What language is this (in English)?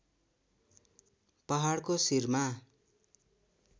Nepali